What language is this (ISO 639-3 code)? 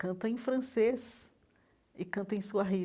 por